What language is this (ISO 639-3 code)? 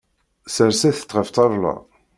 kab